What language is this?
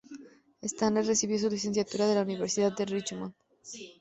Spanish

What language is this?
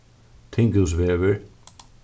Faroese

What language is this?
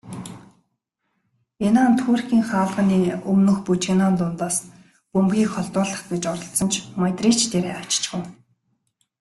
Mongolian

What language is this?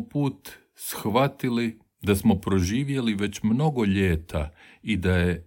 Croatian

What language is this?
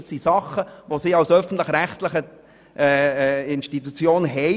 Swiss German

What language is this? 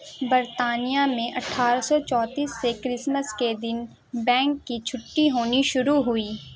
Urdu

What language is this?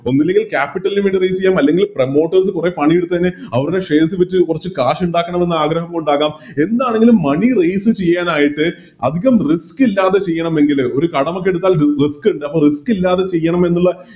Malayalam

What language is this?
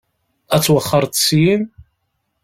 Kabyle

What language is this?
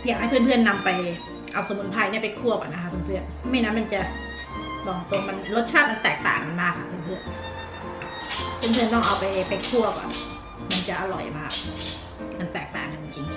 Thai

